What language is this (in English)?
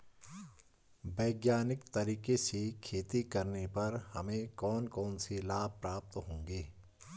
Hindi